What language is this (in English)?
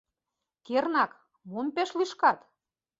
Mari